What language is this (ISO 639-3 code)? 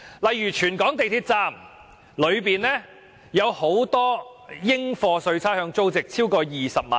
yue